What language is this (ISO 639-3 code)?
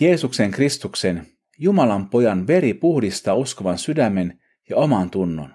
fin